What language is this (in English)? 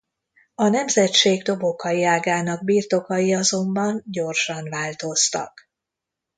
Hungarian